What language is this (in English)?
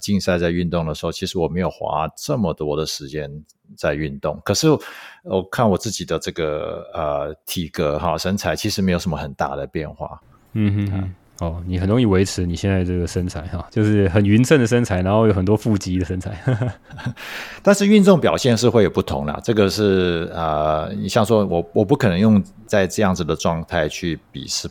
Chinese